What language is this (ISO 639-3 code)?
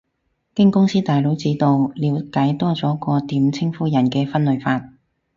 yue